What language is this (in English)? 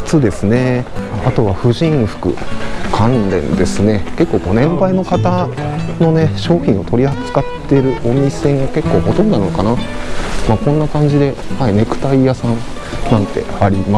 Japanese